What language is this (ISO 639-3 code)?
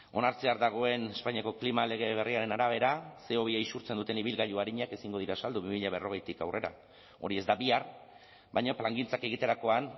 eus